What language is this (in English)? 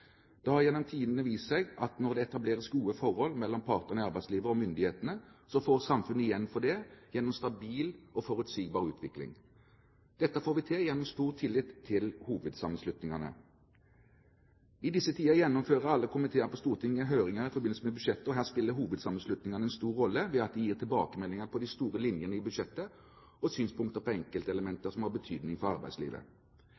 Norwegian Bokmål